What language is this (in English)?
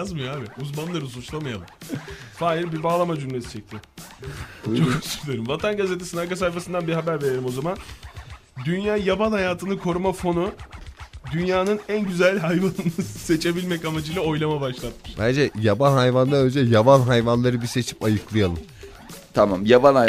Turkish